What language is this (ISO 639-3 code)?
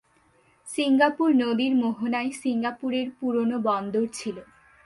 ben